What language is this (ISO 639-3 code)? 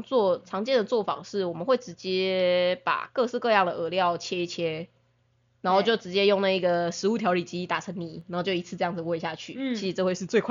zho